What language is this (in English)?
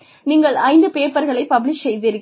Tamil